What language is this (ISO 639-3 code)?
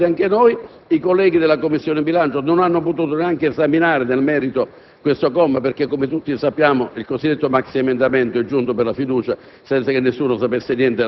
ita